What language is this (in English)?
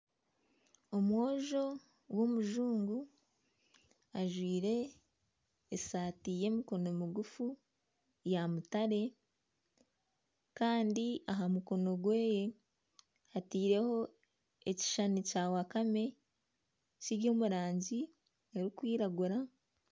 Nyankole